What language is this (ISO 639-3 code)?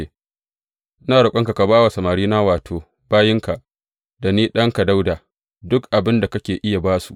hau